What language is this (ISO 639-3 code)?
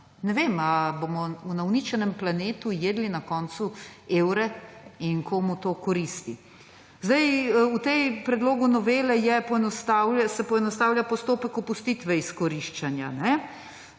slv